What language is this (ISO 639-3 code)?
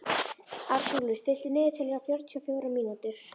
isl